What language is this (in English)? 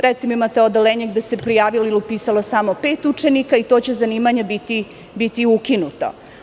Serbian